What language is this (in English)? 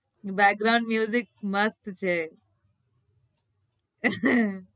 Gujarati